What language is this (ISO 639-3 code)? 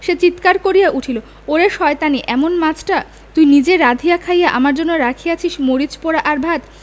ben